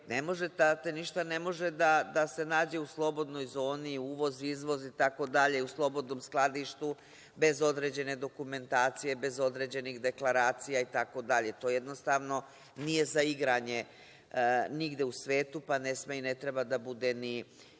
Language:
Serbian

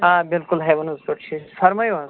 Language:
Kashmiri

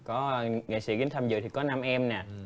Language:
Vietnamese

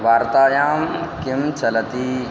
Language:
Sanskrit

